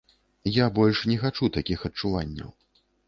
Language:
Belarusian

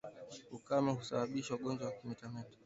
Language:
Swahili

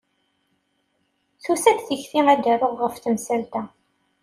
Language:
Kabyle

